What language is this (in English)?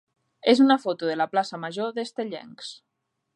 Catalan